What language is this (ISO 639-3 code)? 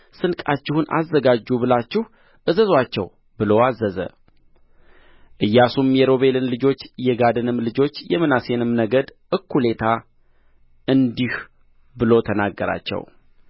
amh